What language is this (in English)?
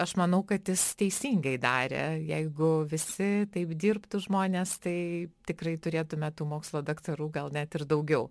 Lithuanian